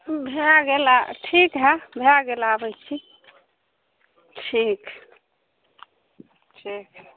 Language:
Maithili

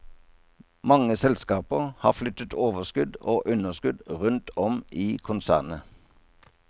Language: Norwegian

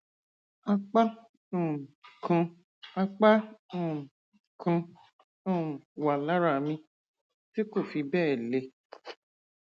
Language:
Yoruba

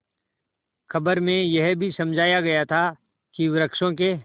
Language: Hindi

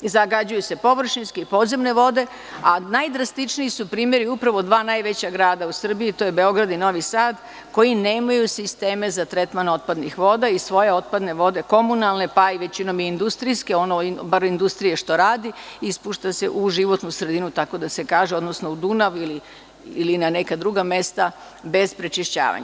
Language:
Serbian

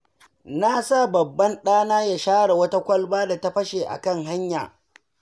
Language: Hausa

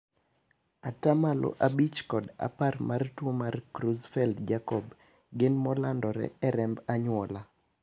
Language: Luo (Kenya and Tanzania)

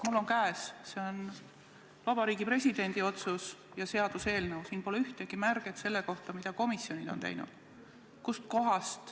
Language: Estonian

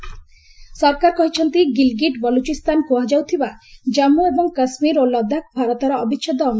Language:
Odia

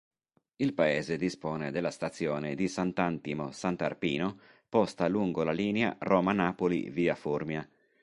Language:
Italian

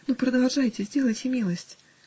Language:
Russian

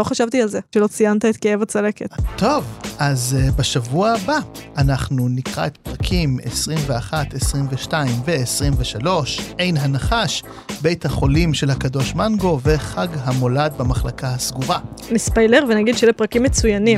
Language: Hebrew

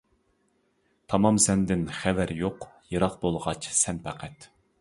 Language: Uyghur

